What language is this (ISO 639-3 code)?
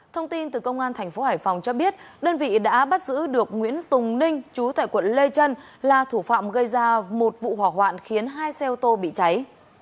vie